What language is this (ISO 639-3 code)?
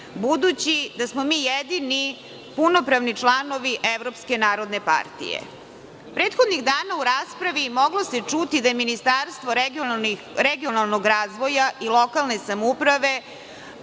srp